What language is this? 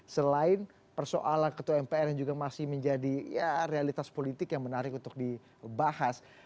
Indonesian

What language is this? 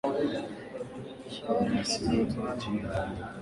Swahili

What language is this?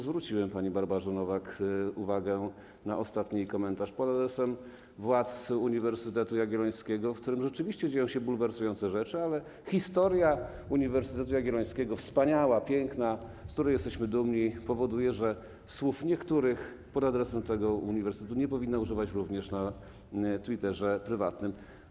Polish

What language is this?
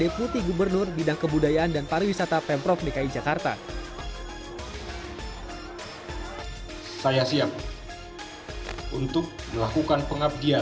Indonesian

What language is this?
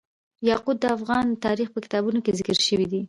Pashto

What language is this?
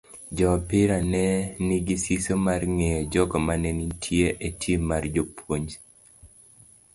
Luo (Kenya and Tanzania)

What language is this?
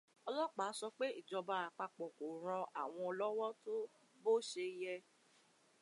Yoruba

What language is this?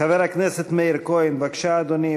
Hebrew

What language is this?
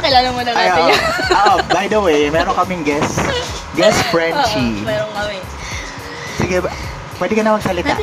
Filipino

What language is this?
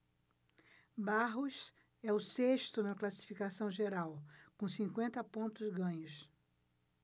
Portuguese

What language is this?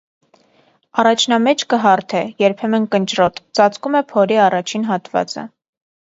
Armenian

